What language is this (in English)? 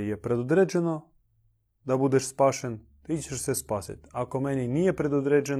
Croatian